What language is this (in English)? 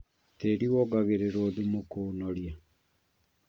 Kikuyu